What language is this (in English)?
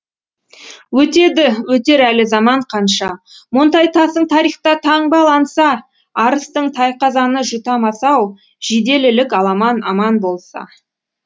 Kazakh